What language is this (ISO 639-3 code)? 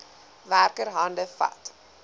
afr